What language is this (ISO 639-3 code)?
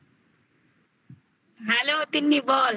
ben